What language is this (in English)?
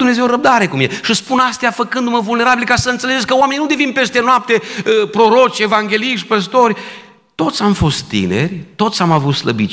Romanian